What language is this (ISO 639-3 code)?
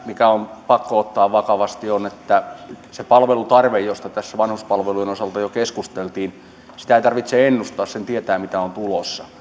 fin